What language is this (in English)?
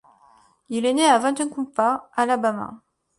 French